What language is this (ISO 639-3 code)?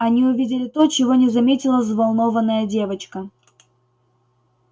rus